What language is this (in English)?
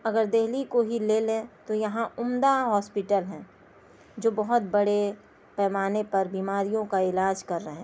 Urdu